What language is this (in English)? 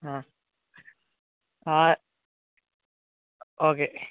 Malayalam